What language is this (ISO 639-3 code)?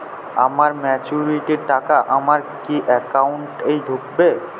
ben